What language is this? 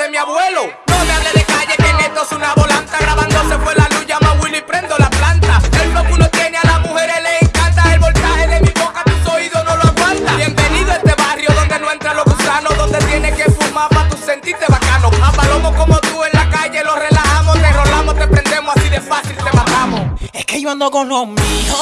Spanish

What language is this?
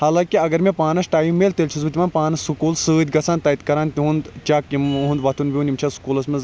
Kashmiri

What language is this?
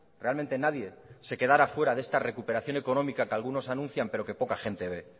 Spanish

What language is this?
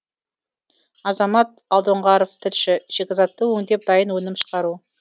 Kazakh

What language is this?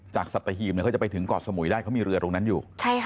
Thai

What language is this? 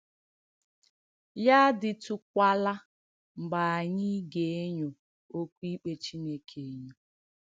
Igbo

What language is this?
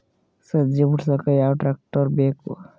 Kannada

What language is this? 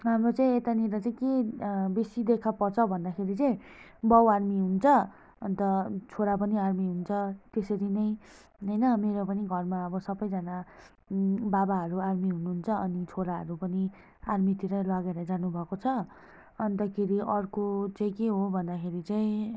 Nepali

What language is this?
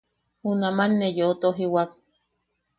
Yaqui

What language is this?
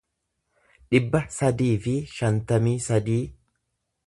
Oromo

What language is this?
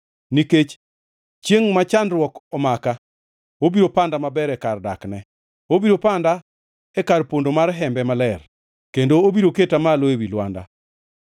Luo (Kenya and Tanzania)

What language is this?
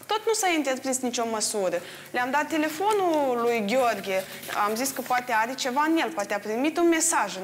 Romanian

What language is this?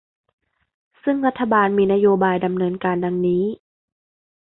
Thai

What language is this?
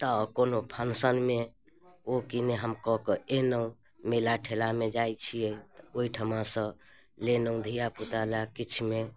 Maithili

